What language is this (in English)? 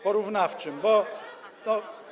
Polish